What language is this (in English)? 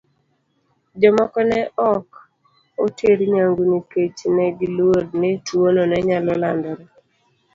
Luo (Kenya and Tanzania)